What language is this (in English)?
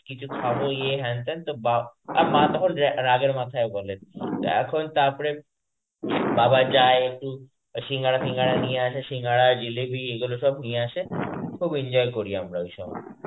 Bangla